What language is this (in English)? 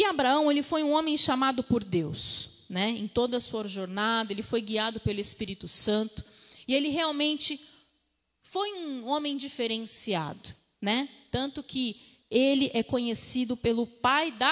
Portuguese